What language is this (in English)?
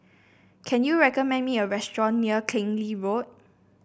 English